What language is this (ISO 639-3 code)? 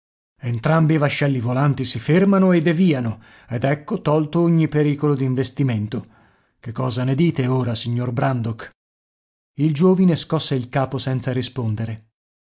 ita